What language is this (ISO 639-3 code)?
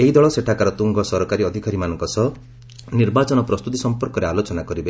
ori